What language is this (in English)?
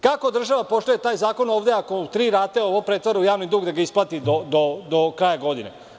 Serbian